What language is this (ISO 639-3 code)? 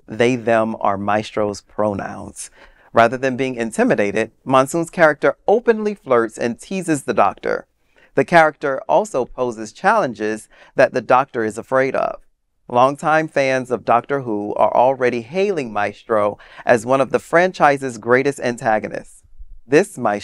eng